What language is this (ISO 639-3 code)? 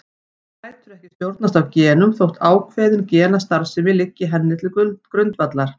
isl